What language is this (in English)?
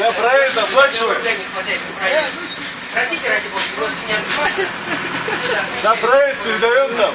Russian